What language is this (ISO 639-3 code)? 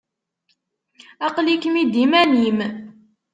kab